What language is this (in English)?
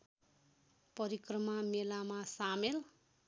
Nepali